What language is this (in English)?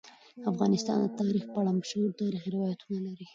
Pashto